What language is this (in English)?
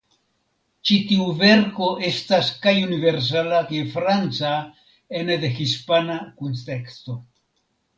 Esperanto